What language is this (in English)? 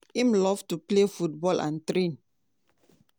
Nigerian Pidgin